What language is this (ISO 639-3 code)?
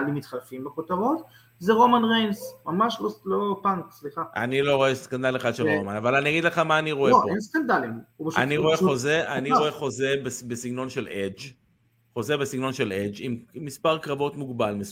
heb